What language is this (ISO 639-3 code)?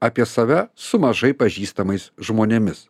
lit